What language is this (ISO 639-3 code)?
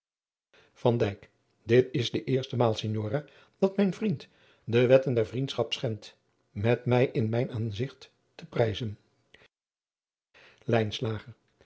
nld